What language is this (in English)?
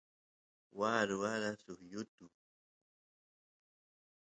Santiago del Estero Quichua